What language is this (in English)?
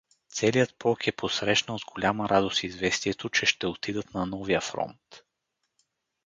Bulgarian